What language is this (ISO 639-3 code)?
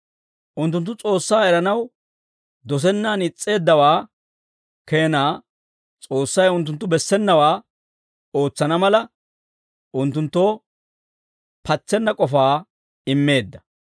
dwr